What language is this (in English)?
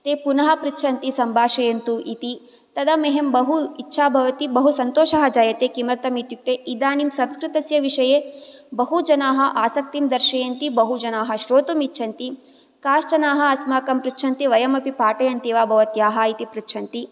Sanskrit